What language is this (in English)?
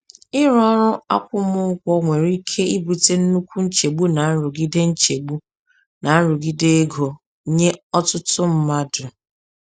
Igbo